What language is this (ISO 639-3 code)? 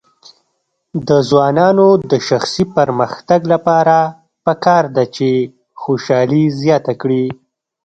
pus